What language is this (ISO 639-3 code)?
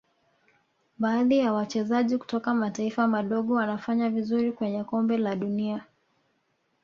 swa